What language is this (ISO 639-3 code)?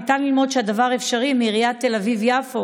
heb